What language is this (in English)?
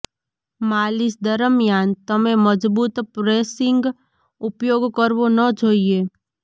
Gujarati